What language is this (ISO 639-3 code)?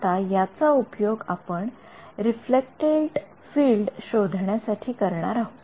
mar